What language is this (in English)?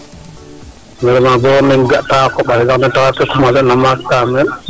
Serer